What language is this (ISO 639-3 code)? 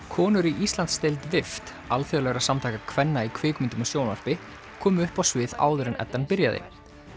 isl